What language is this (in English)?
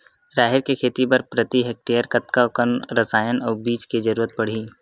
Chhattisgarhi